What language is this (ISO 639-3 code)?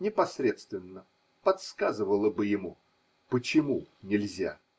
rus